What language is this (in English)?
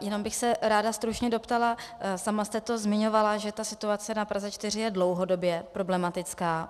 Czech